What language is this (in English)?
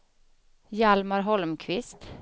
Swedish